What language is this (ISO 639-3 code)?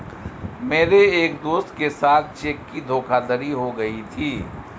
hin